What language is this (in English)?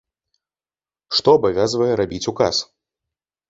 Belarusian